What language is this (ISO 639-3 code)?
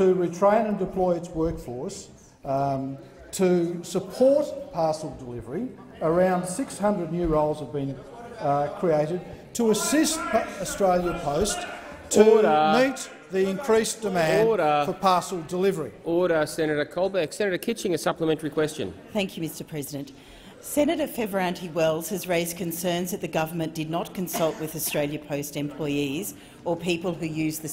eng